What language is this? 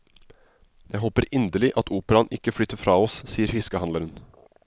Norwegian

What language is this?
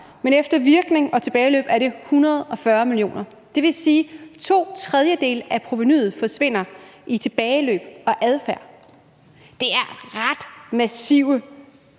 Danish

